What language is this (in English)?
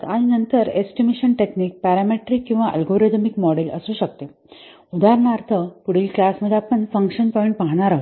Marathi